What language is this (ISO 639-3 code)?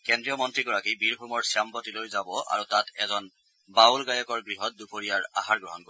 asm